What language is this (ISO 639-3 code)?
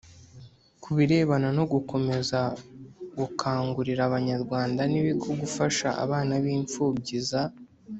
kin